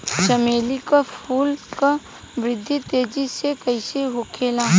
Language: Bhojpuri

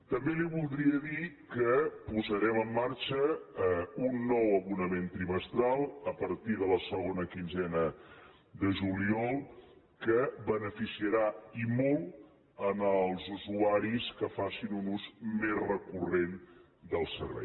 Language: Catalan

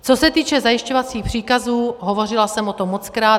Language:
Czech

